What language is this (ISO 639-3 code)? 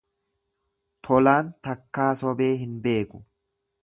orm